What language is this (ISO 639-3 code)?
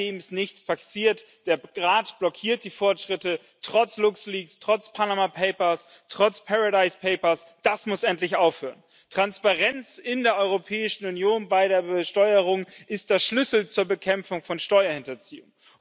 deu